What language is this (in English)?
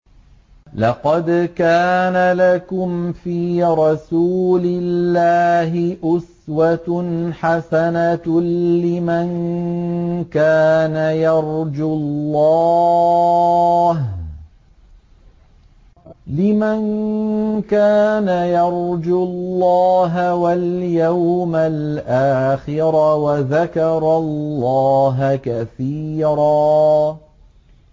Arabic